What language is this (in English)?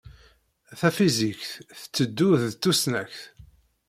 Kabyle